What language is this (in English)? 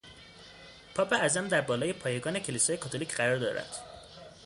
Persian